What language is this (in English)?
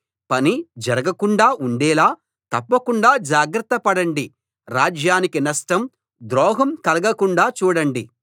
Telugu